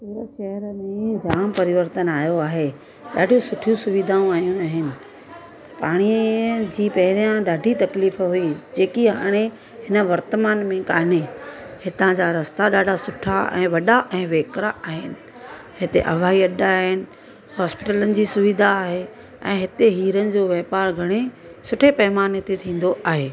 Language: Sindhi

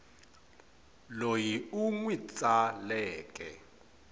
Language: Tsonga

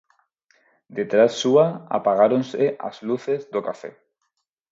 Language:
Galician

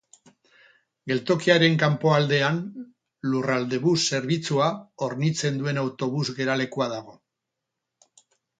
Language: Basque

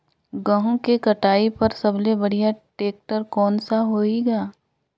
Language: Chhattisgarhi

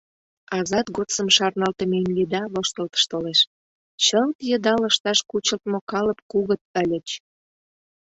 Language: Mari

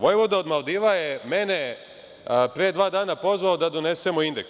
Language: Serbian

